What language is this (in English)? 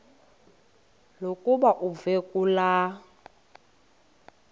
Xhosa